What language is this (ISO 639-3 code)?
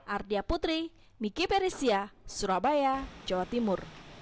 ind